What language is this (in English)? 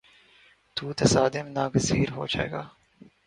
Urdu